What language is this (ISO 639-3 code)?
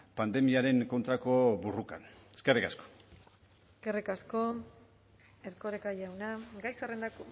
eus